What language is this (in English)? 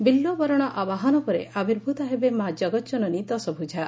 Odia